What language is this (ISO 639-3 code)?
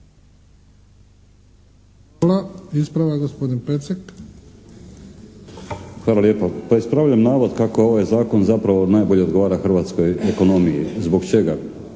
hrv